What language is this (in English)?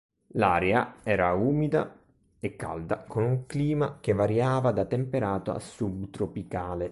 Italian